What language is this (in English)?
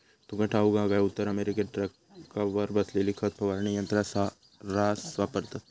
Marathi